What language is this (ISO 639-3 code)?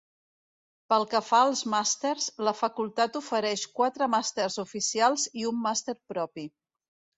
cat